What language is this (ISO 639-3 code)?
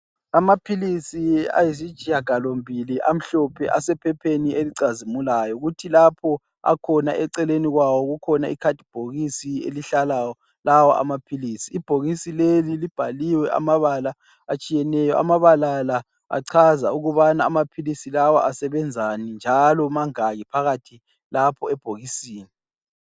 nde